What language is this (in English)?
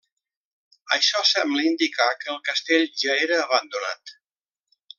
Catalan